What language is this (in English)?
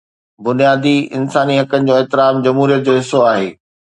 Sindhi